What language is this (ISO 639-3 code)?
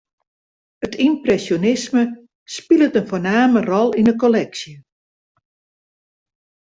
fry